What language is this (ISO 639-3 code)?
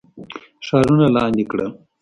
pus